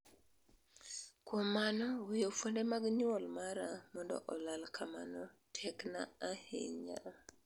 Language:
Luo (Kenya and Tanzania)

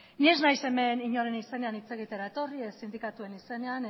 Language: Basque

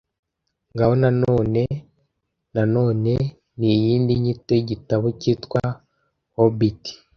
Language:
Kinyarwanda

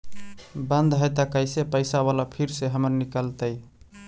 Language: Magahi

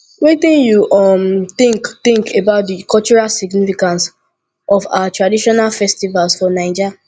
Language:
Nigerian Pidgin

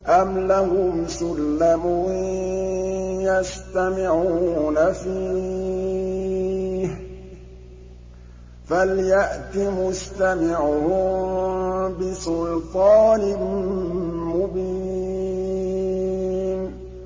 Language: Arabic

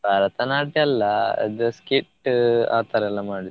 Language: Kannada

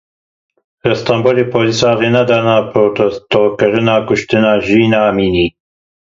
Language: Kurdish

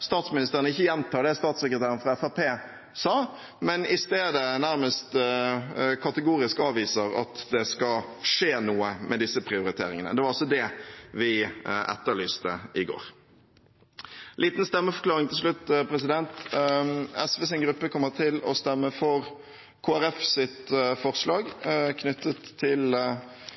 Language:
Norwegian Bokmål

